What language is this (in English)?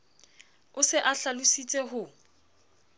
Southern Sotho